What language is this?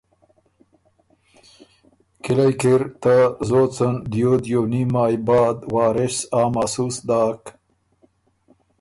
Ormuri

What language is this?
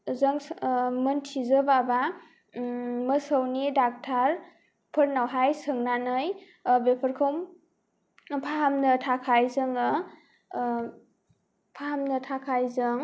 Bodo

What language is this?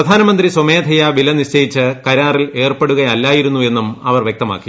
Malayalam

